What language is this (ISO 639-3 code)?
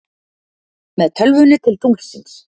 isl